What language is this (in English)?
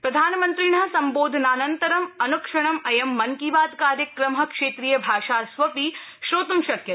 Sanskrit